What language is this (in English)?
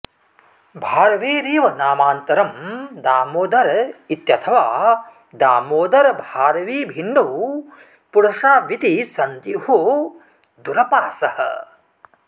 Sanskrit